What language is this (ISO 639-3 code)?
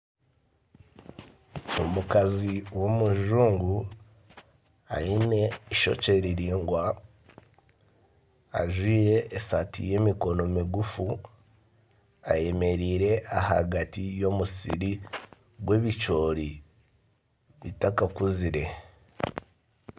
nyn